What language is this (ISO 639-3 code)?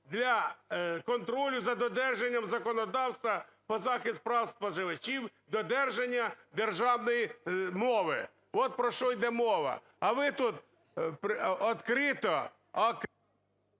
ukr